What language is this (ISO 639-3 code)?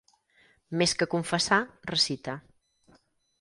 cat